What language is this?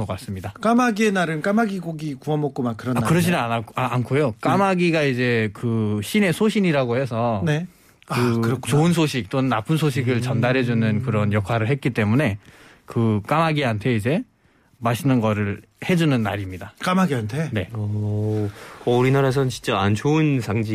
Korean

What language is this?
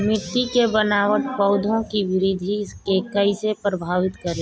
Bhojpuri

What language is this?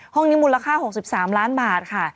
Thai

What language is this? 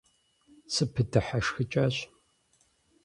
Kabardian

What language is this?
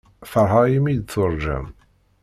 Kabyle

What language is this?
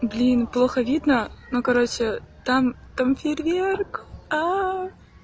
Russian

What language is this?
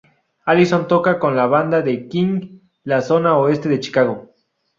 Spanish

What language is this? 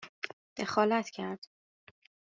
Persian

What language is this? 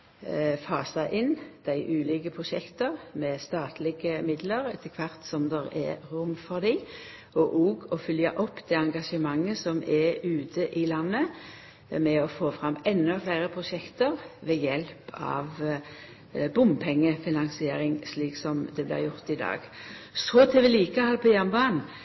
Norwegian Nynorsk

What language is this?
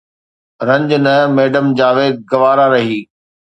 Sindhi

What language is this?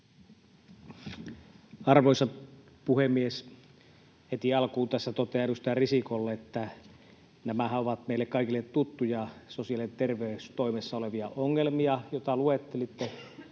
Finnish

